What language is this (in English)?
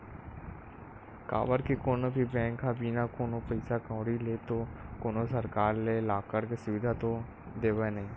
Chhattisgarhi